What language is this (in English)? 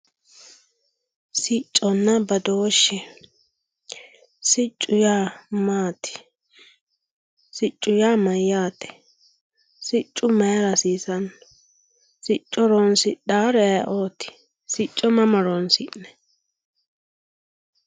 Sidamo